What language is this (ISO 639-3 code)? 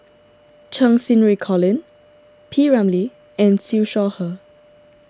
eng